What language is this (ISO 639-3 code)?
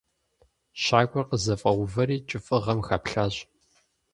kbd